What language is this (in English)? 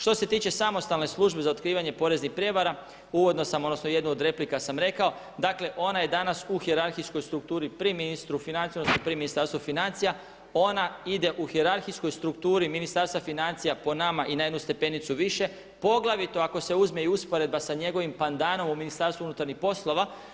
Croatian